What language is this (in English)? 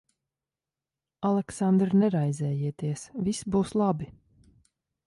Latvian